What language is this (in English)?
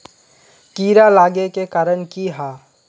Magahi